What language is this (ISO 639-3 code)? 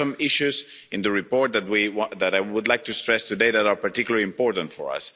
eng